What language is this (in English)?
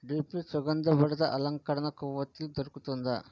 Telugu